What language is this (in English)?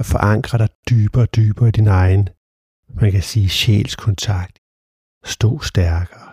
Danish